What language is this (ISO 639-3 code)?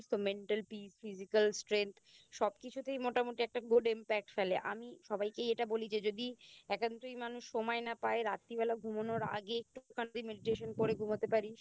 ben